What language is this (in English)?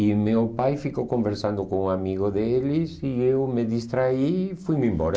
Portuguese